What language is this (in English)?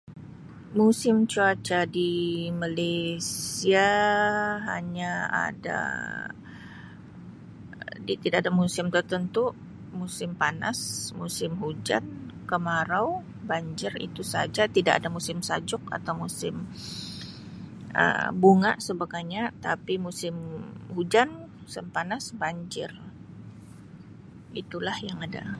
Sabah Malay